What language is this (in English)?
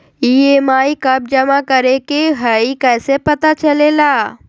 Magahi